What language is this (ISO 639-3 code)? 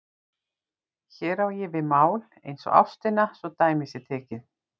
isl